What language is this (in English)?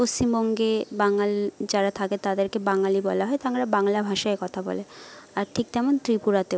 Bangla